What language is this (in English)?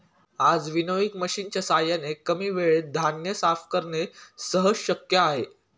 Marathi